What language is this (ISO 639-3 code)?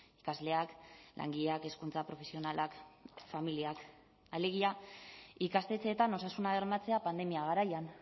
eus